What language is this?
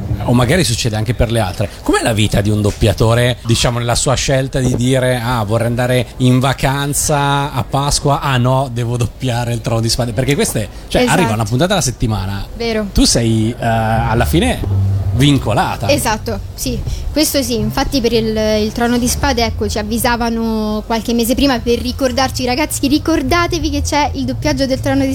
Italian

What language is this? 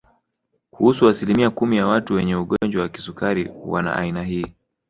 Swahili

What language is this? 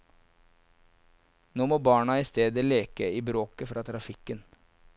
Norwegian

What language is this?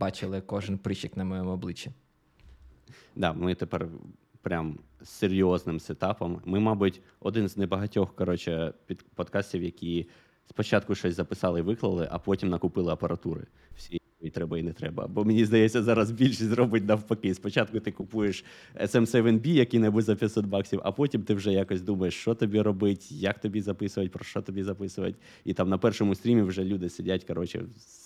Ukrainian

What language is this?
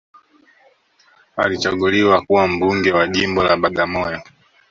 Swahili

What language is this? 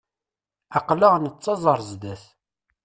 Kabyle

